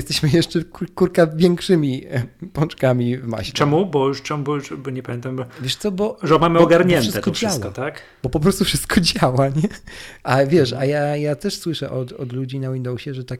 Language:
Polish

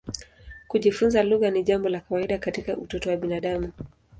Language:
Swahili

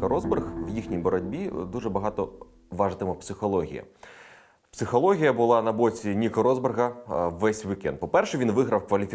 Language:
Ukrainian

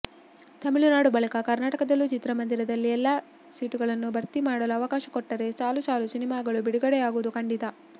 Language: Kannada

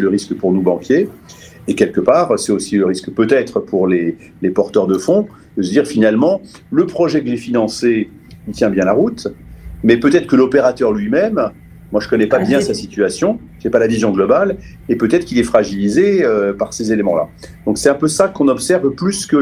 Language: French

